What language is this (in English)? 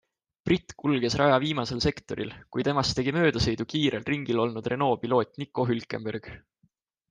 Estonian